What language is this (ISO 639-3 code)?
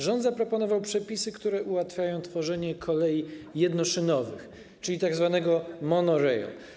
pol